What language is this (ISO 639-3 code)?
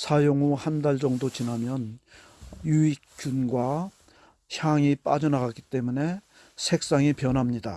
kor